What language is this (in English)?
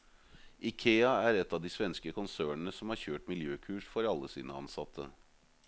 Norwegian